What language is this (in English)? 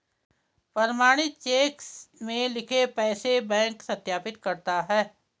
Hindi